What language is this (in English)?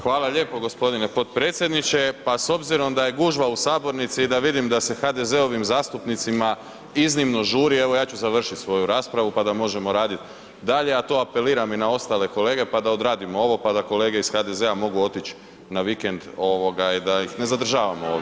Croatian